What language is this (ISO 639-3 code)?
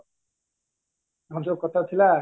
ori